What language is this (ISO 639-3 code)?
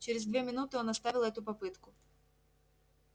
rus